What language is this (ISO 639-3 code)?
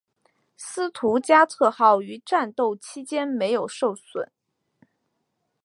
zho